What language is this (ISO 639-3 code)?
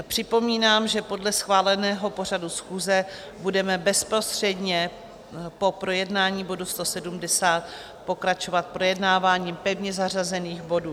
ces